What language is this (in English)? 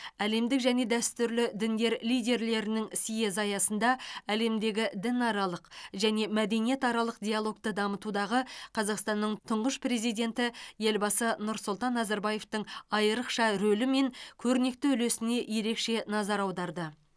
Kazakh